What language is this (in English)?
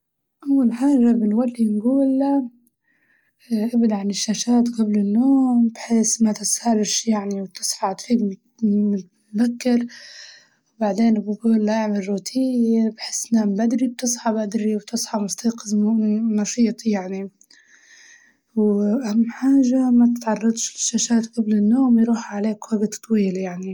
Libyan Arabic